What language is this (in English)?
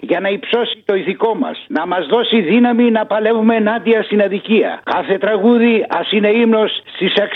Greek